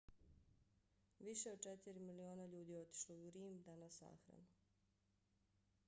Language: Bosnian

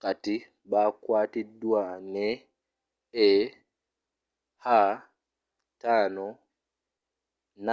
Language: Ganda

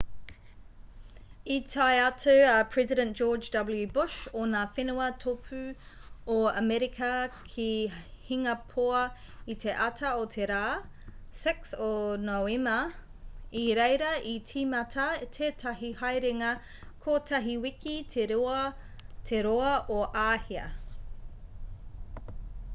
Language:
Māori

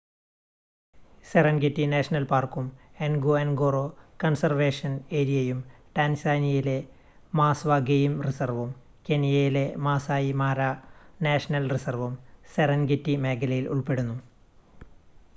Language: Malayalam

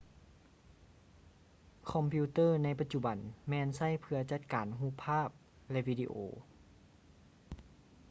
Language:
Lao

